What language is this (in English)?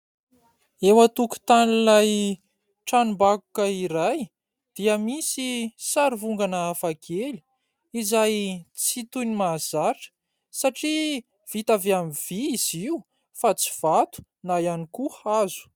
Malagasy